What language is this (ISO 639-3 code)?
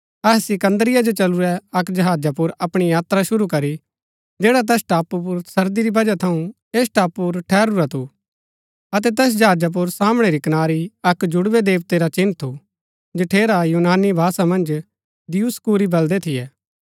gbk